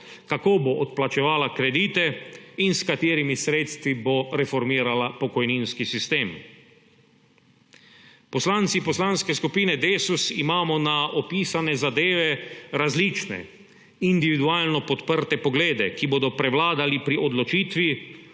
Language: Slovenian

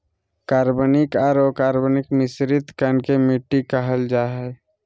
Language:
Magahi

